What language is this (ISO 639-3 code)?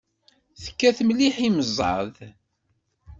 kab